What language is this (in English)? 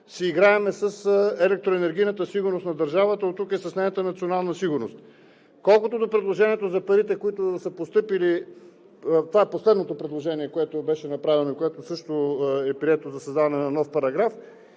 Bulgarian